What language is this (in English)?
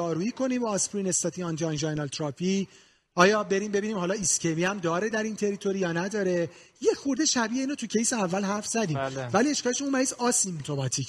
Persian